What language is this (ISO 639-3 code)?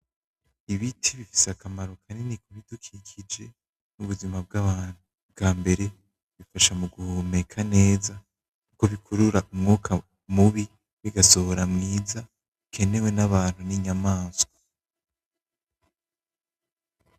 run